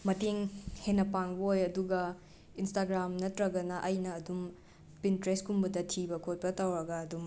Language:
Manipuri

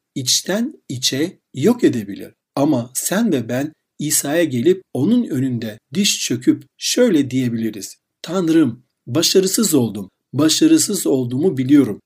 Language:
Turkish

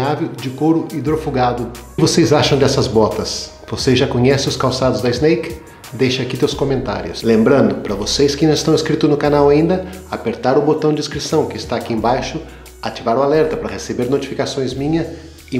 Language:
Portuguese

